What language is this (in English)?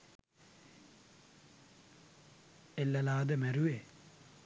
Sinhala